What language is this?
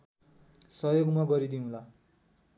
Nepali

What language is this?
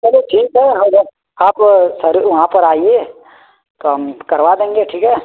Hindi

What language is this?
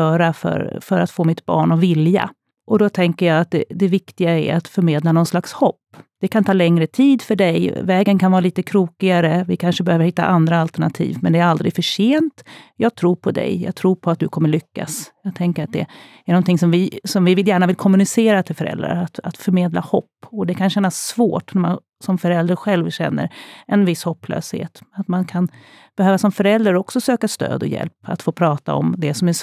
Swedish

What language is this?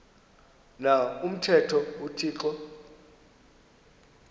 Xhosa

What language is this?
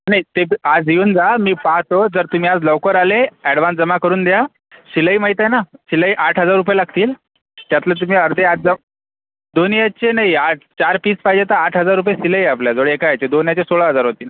Marathi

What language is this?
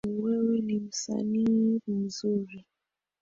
Swahili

